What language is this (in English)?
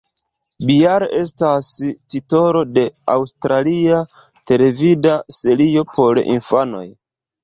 Esperanto